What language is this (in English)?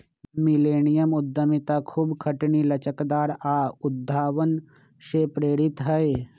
Magahi